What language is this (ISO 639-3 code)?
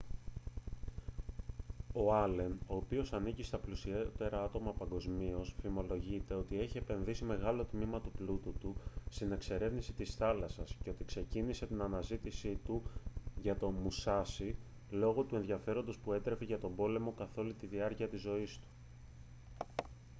ell